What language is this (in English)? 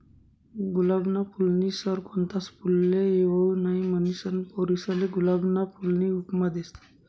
Marathi